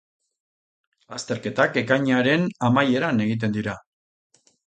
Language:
Basque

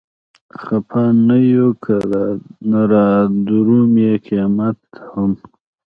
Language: Pashto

